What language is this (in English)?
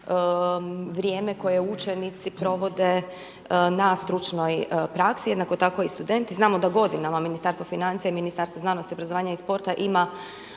Croatian